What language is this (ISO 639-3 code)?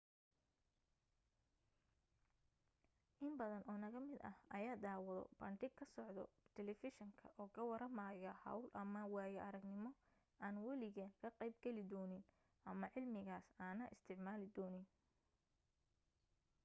som